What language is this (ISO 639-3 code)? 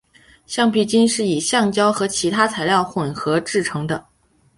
zho